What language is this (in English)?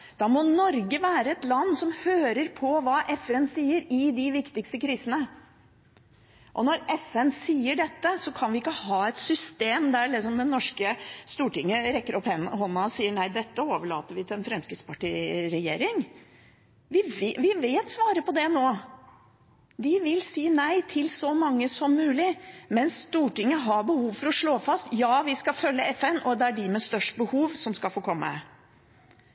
Norwegian Bokmål